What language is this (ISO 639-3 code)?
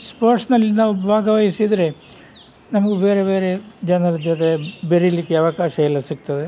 kan